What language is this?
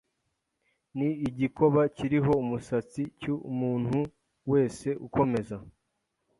Kinyarwanda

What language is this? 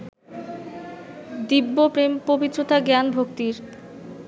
Bangla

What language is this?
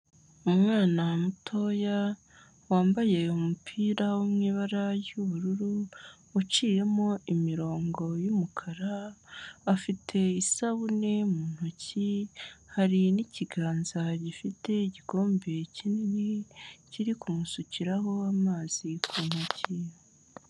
Kinyarwanda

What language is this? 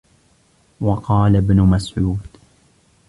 Arabic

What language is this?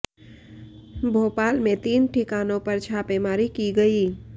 Hindi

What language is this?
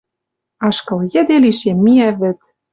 Western Mari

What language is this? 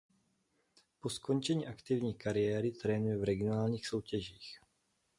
Czech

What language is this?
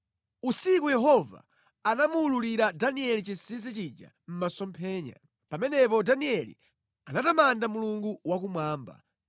Nyanja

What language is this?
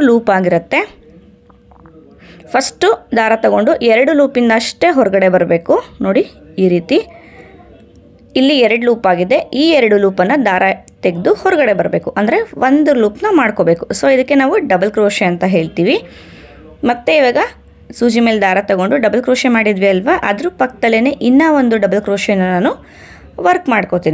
Japanese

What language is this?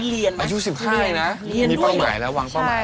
Thai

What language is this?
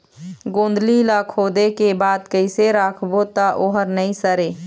Chhattisgarhi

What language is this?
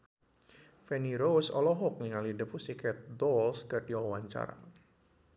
Sundanese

